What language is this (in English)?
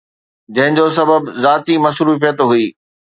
Sindhi